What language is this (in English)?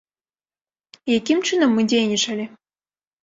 Belarusian